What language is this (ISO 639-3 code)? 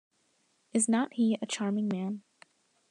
eng